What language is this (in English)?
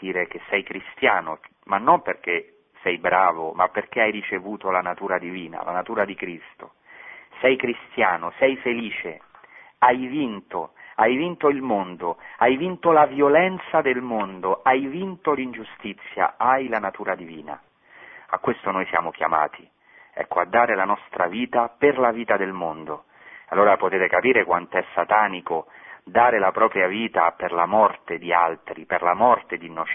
Italian